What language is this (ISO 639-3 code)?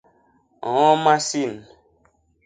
bas